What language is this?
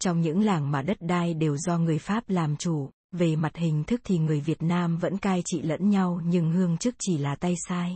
Vietnamese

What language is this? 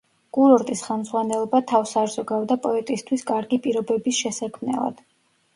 Georgian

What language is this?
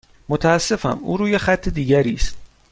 Persian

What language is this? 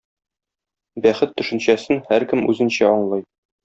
Tatar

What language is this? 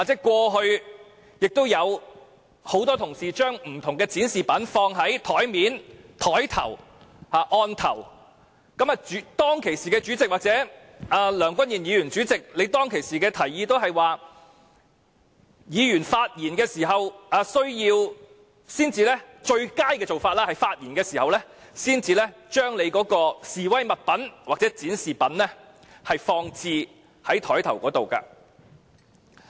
Cantonese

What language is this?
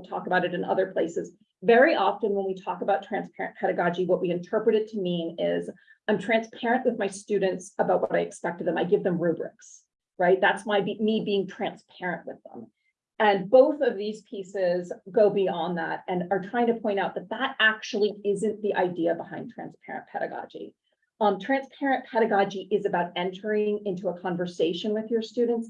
English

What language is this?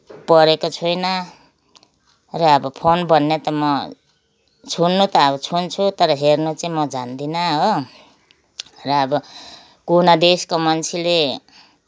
Nepali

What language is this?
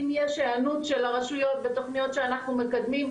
Hebrew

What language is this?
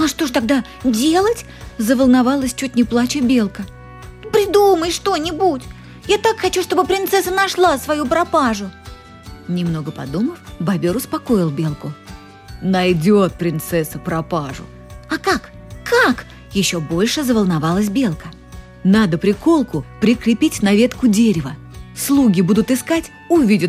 Russian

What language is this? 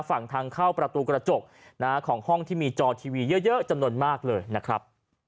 Thai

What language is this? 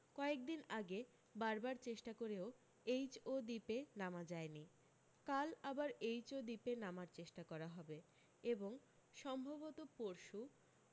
Bangla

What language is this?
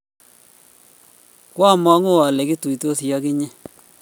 Kalenjin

